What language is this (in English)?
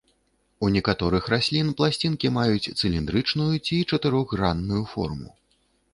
Belarusian